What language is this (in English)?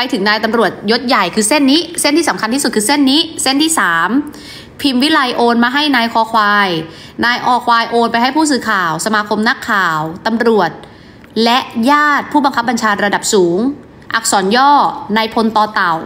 Thai